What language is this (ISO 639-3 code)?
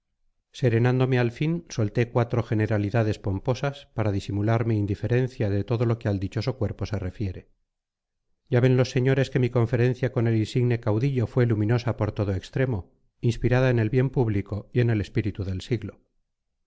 spa